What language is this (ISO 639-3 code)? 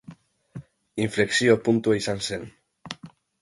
eus